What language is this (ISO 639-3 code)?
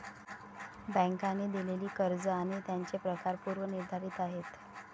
mar